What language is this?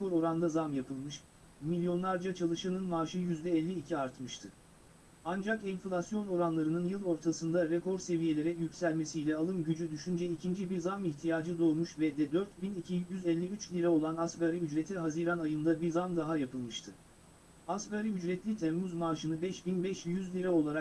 Turkish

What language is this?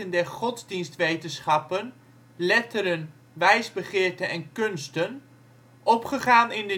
Dutch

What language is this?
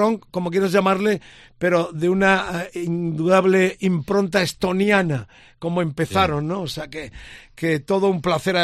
Spanish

